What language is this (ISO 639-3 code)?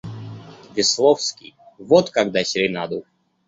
rus